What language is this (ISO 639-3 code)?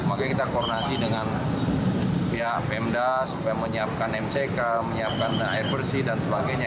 ind